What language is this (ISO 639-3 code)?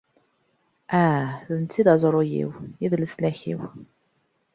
kab